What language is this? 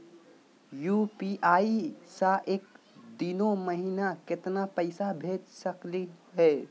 Magahi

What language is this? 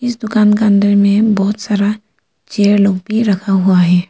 Hindi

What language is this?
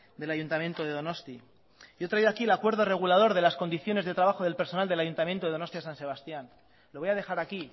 Spanish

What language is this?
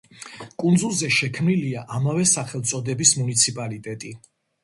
Georgian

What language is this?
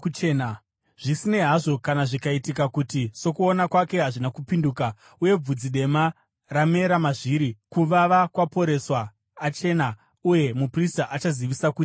Shona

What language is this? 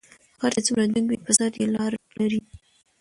Pashto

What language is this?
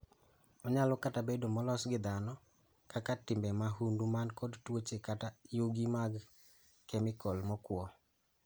Luo (Kenya and Tanzania)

